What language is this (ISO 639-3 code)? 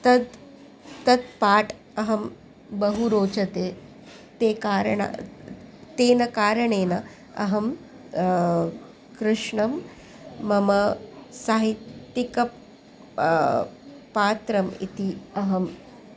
san